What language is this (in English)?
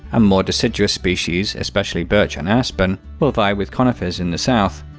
English